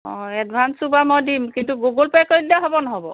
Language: Assamese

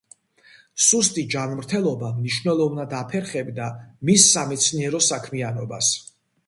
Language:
Georgian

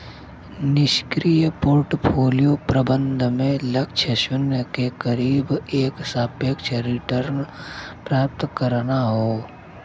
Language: Bhojpuri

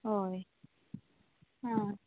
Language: Konkani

